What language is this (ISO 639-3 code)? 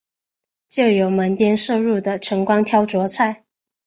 zho